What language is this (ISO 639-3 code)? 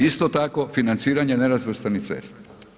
hrv